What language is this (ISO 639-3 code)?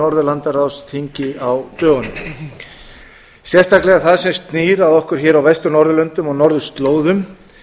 isl